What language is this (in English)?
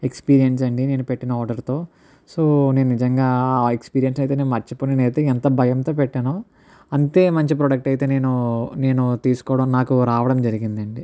Telugu